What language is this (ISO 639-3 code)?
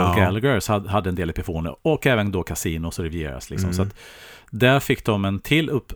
swe